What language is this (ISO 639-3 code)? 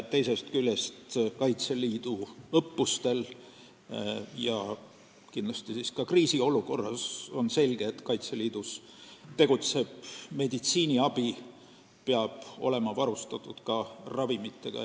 est